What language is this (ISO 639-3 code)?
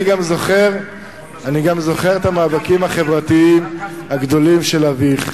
heb